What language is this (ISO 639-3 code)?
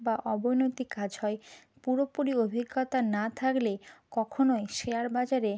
ben